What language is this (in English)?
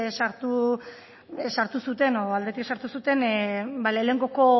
Basque